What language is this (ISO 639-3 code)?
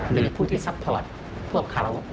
tha